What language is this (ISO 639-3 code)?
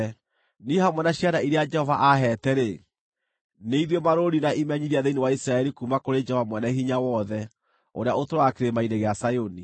kik